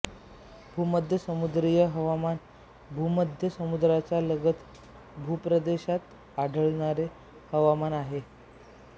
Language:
Marathi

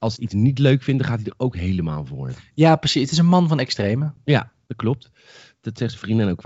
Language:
Dutch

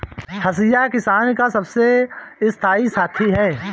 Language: Hindi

